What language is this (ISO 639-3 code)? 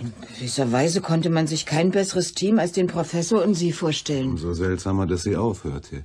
deu